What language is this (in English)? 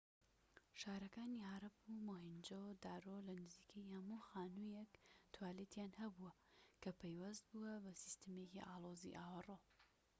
Central Kurdish